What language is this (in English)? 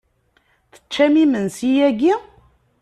Kabyle